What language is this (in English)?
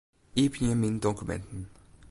Western Frisian